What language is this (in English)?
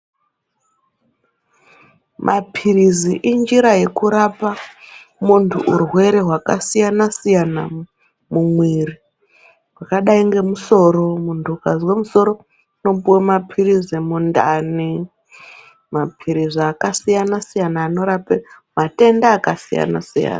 Ndau